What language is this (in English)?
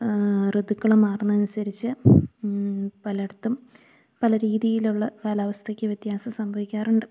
Malayalam